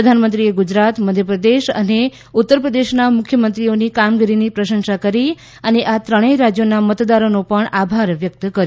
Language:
Gujarati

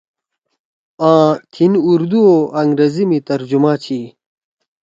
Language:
Torwali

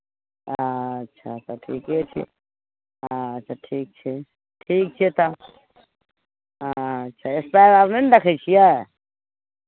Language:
Maithili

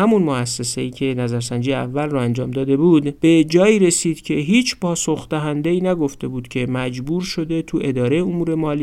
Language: Persian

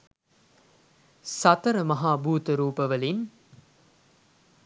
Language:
Sinhala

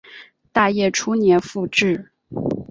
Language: Chinese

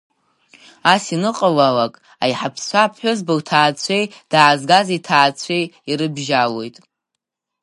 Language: Abkhazian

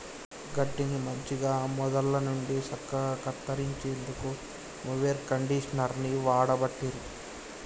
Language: Telugu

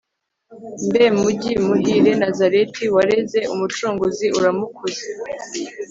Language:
Kinyarwanda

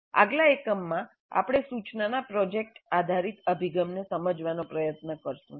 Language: Gujarati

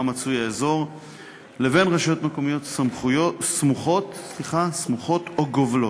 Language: Hebrew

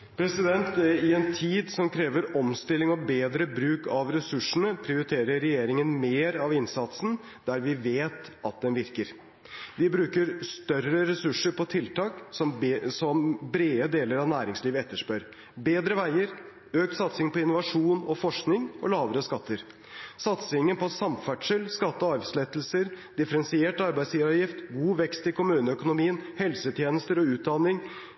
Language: Norwegian Bokmål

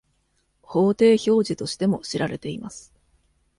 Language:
Japanese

